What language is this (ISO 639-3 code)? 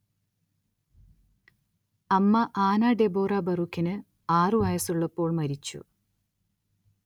mal